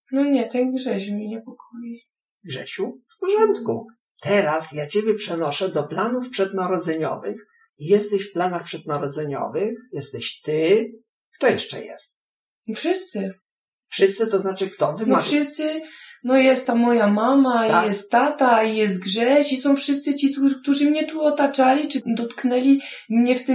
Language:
Polish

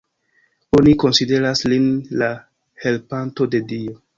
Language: Esperanto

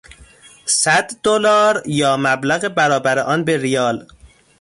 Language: Persian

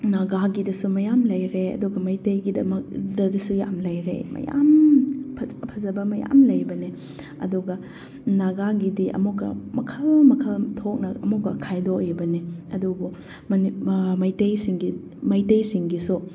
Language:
Manipuri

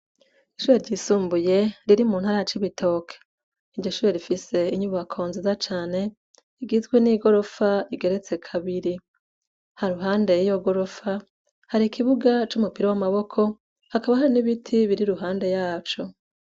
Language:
Rundi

